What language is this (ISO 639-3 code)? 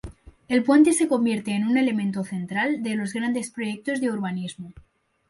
spa